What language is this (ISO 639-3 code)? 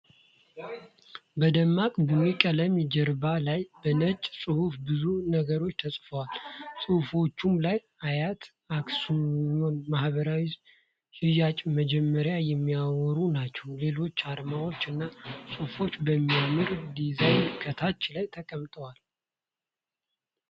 amh